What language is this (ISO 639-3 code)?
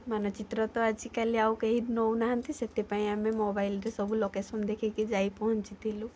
ori